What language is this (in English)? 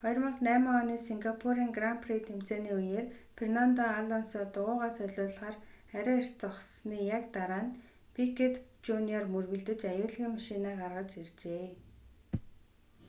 Mongolian